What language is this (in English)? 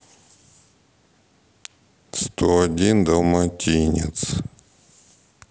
Russian